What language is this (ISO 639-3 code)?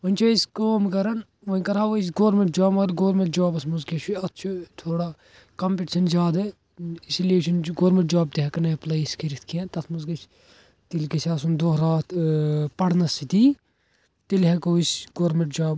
kas